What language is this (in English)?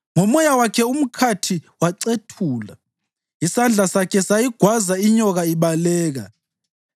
North Ndebele